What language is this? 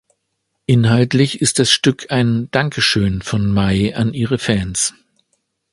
German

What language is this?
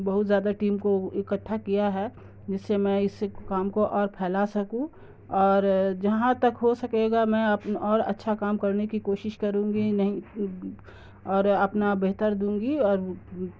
Urdu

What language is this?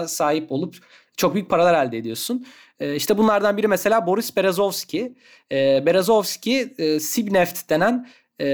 Turkish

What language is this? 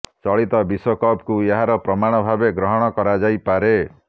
Odia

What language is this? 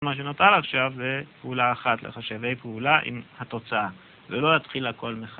Hebrew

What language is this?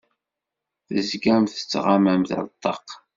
Kabyle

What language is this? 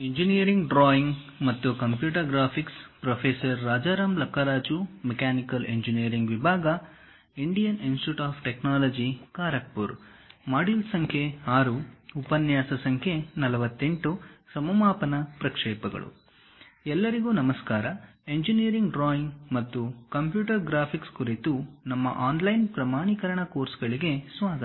Kannada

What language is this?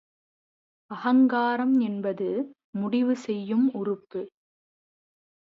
Tamil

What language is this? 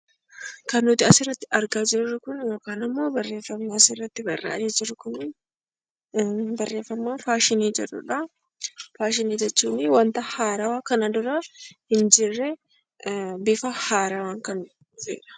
Oromo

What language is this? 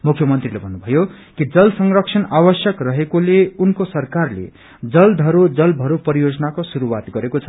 Nepali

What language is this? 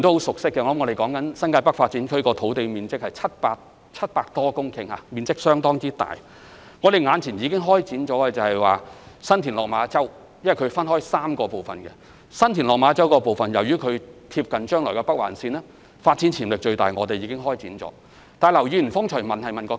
Cantonese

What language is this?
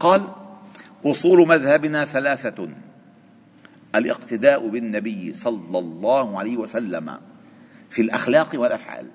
Arabic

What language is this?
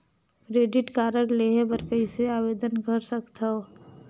Chhattisgarhi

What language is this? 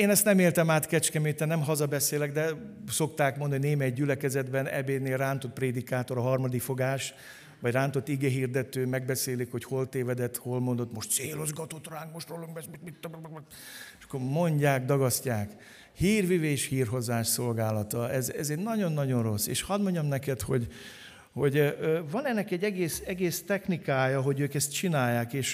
Hungarian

